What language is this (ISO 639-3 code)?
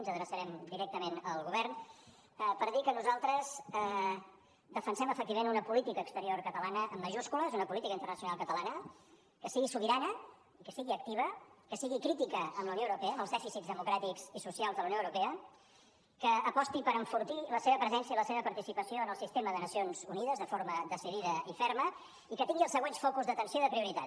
cat